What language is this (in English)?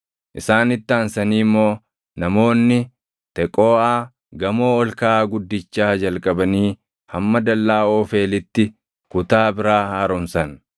Oromo